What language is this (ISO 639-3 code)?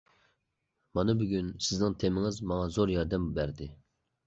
uig